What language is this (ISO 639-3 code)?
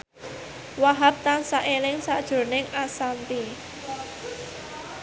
jav